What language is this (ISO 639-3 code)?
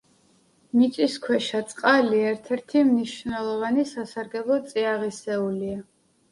kat